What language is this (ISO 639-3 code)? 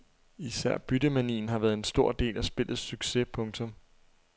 dan